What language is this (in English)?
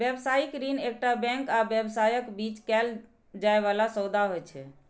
Maithili